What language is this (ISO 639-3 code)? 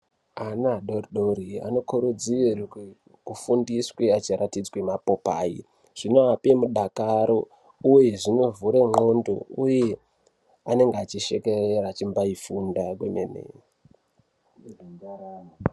ndc